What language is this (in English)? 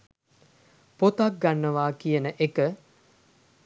Sinhala